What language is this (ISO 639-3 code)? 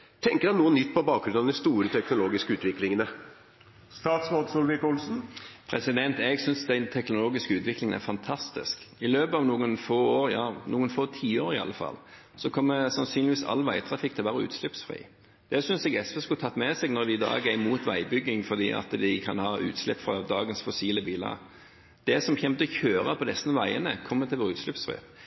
nob